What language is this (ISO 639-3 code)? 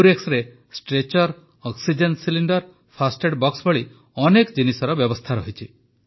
ori